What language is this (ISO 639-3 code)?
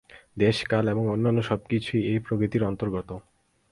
ben